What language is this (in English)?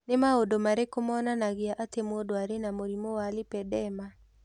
Kikuyu